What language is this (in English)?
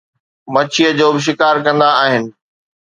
Sindhi